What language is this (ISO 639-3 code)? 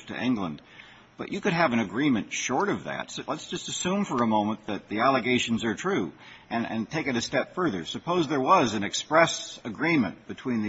eng